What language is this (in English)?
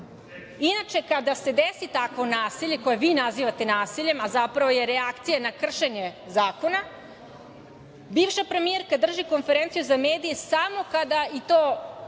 Serbian